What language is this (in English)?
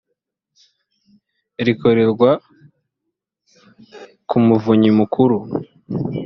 Kinyarwanda